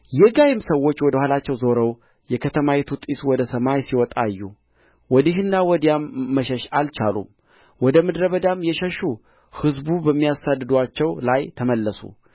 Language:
Amharic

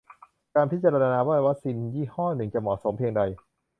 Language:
Thai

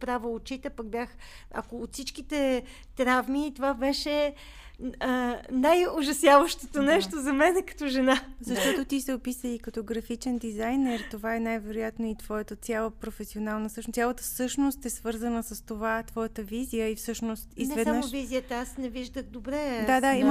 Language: Bulgarian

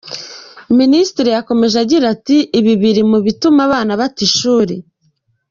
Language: Kinyarwanda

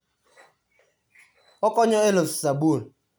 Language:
Luo (Kenya and Tanzania)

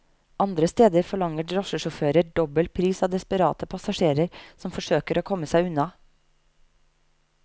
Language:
Norwegian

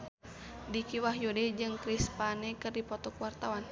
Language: Sundanese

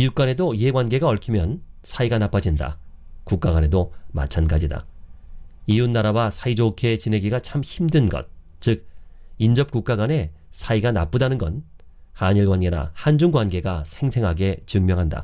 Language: Korean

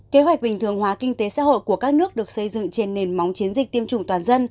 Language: Vietnamese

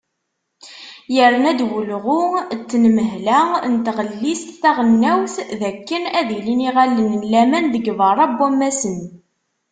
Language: Kabyle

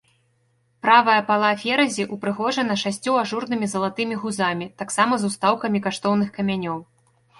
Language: Belarusian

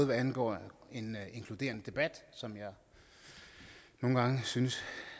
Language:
Danish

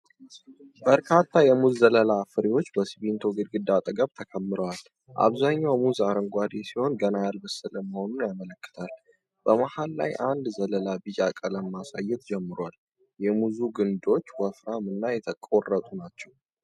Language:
Amharic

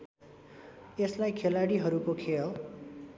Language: Nepali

